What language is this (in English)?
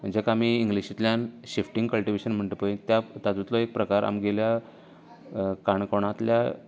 Konkani